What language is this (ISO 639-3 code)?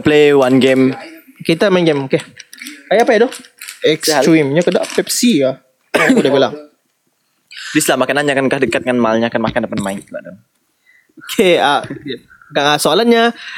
msa